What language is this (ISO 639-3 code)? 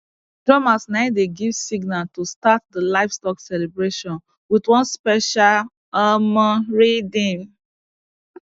pcm